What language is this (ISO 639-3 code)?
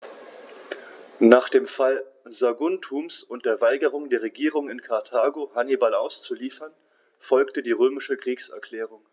deu